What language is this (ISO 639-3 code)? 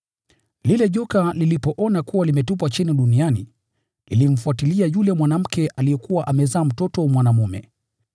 swa